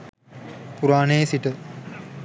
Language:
Sinhala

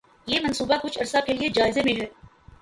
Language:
Urdu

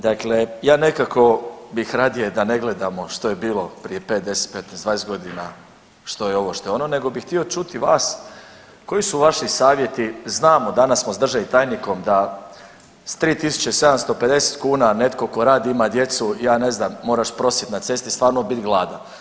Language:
Croatian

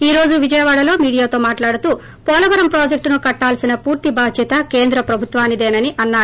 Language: Telugu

